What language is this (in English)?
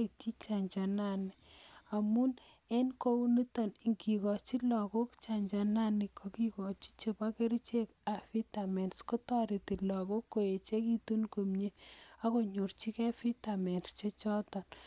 Kalenjin